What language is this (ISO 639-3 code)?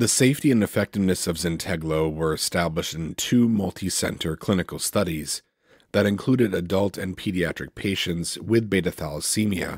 eng